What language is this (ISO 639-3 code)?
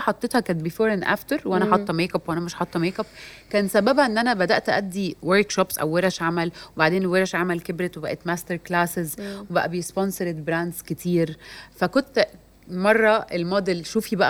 ara